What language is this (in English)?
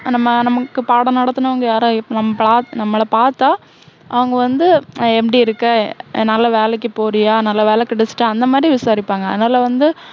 Tamil